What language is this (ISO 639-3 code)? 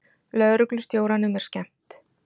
isl